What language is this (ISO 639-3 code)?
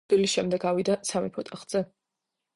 kat